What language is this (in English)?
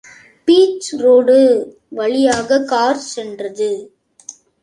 Tamil